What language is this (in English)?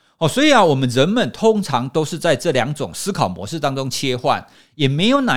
Chinese